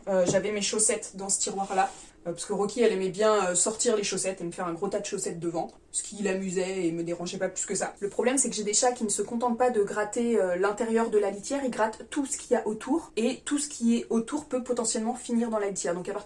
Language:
French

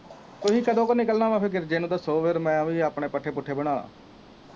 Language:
Punjabi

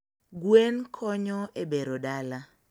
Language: Luo (Kenya and Tanzania)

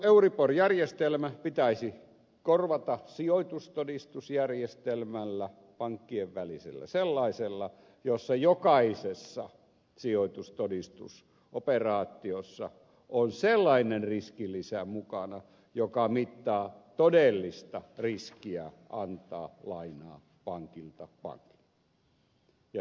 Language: Finnish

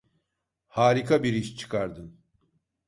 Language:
Turkish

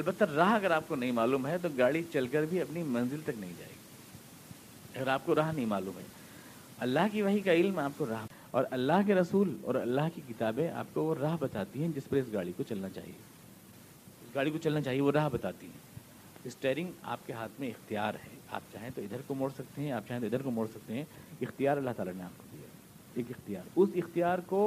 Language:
Urdu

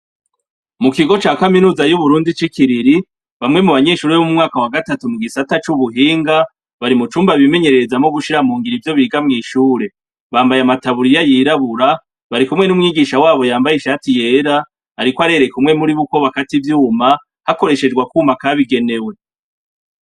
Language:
Rundi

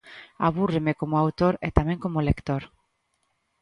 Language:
Galician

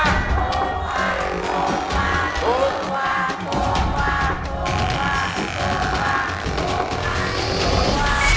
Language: Thai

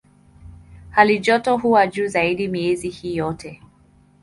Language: Swahili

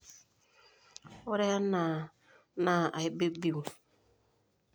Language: Masai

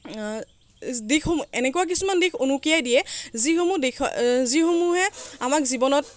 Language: Assamese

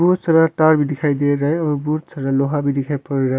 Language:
Hindi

